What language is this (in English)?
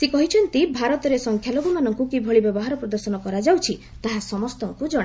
Odia